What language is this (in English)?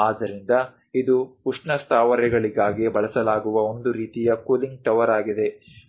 Kannada